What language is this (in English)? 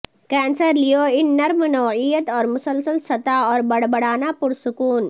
Urdu